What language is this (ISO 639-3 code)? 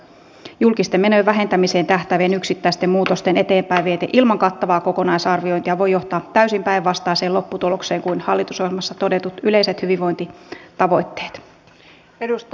fin